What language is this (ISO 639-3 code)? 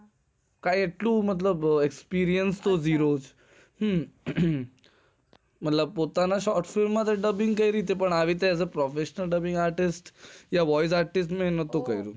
guj